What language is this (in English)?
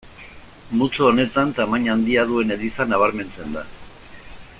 Basque